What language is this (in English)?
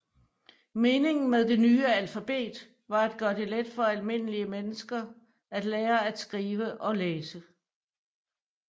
Danish